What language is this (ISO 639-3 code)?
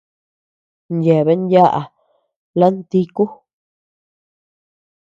cux